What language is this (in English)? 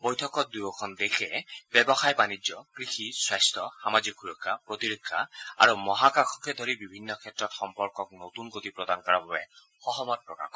Assamese